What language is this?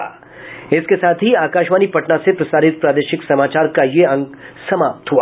Hindi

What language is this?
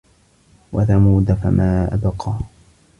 Arabic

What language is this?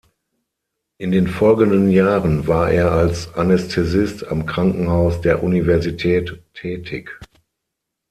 German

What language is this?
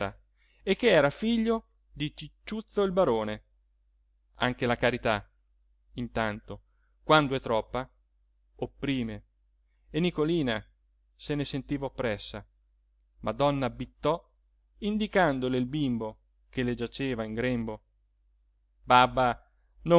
Italian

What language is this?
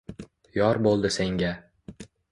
Uzbek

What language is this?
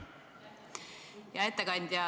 Estonian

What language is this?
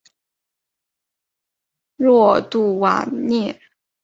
Chinese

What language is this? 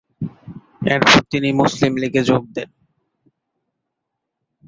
Bangla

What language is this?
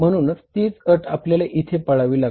Marathi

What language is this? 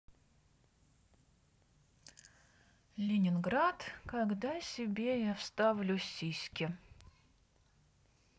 Russian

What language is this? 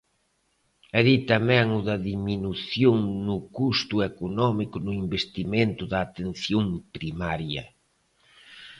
Galician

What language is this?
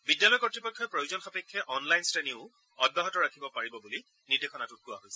Assamese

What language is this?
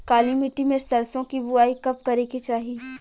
Bhojpuri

